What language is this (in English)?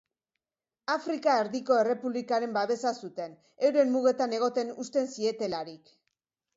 Basque